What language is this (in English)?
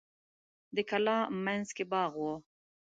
Pashto